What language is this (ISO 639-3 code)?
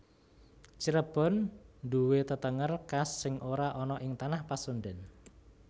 jav